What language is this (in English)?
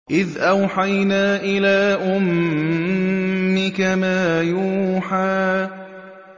Arabic